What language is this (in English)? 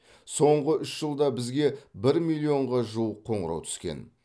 Kazakh